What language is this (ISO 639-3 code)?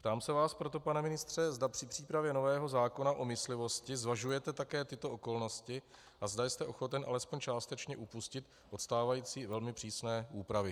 ces